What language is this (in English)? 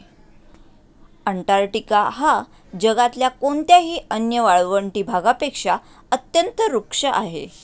Marathi